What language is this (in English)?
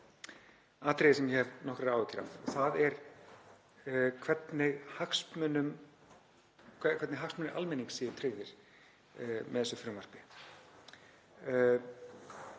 Icelandic